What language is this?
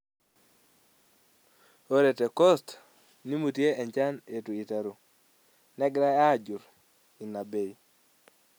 Masai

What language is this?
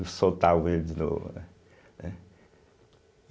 Portuguese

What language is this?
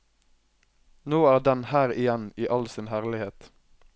Norwegian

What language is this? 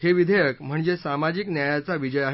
Marathi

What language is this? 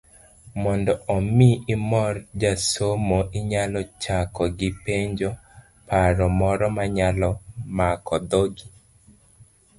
Luo (Kenya and Tanzania)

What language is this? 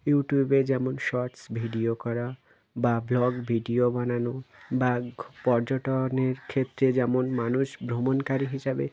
Bangla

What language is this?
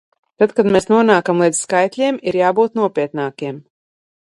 Latvian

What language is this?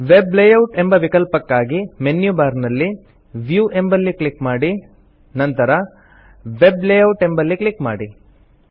Kannada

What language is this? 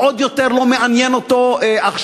Hebrew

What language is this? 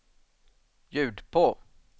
Swedish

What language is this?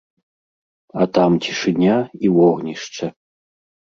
Belarusian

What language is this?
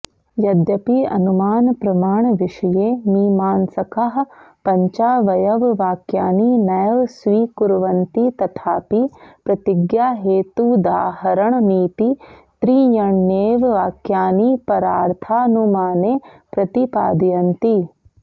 Sanskrit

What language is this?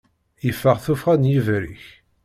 Kabyle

